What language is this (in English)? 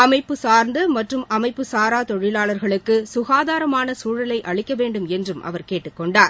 Tamil